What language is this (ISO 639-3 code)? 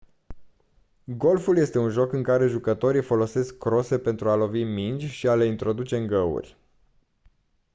ron